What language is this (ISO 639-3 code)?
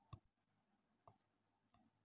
kan